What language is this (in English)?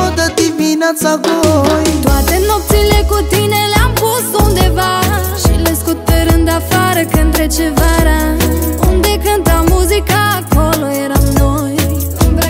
Romanian